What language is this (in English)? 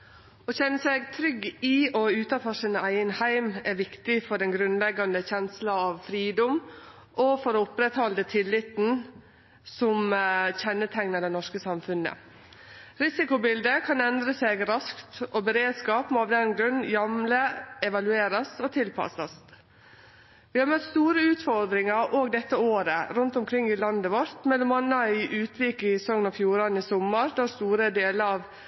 Norwegian